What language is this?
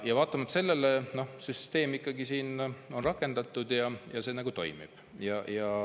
Estonian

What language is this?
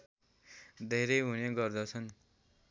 Nepali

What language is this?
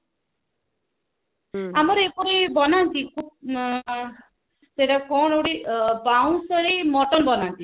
Odia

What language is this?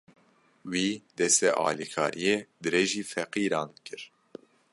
Kurdish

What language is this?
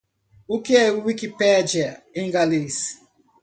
Portuguese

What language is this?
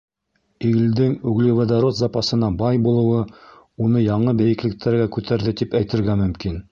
Bashkir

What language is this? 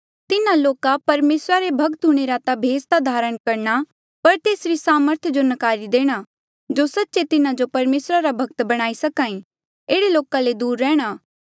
Mandeali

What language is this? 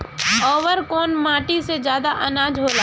Bhojpuri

